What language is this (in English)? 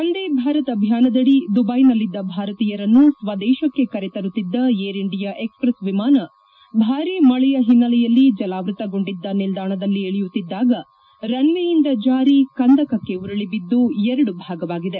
Kannada